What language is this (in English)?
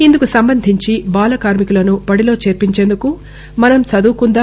Telugu